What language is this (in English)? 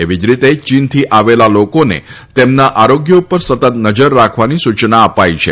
Gujarati